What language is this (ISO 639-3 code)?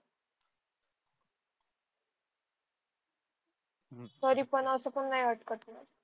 mar